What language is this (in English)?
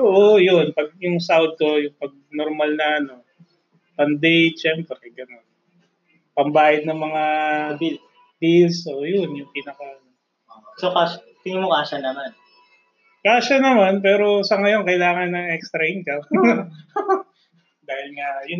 Filipino